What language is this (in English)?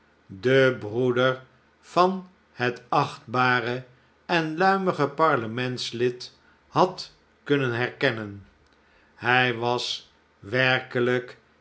Dutch